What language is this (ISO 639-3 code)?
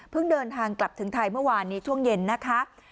tha